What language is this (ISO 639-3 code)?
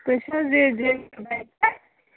kas